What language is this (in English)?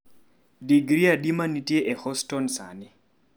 Luo (Kenya and Tanzania)